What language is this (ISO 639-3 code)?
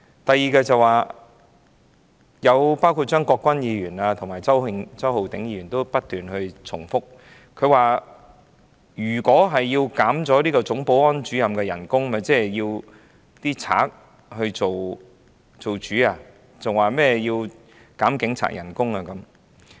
yue